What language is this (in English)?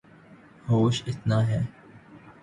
Urdu